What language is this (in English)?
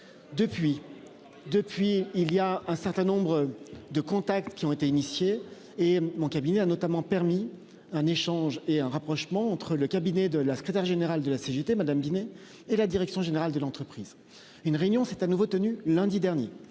French